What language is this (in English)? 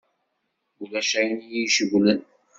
Kabyle